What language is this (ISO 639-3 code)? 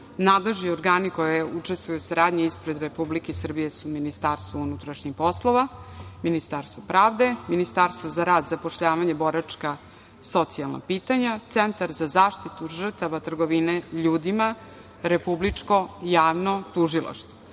srp